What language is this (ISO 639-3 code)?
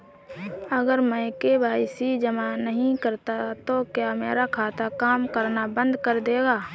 hin